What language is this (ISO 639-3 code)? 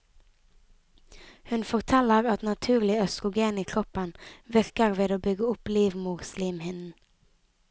nor